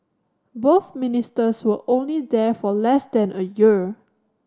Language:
English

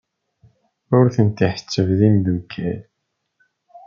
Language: Kabyle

